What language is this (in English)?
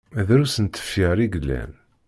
Kabyle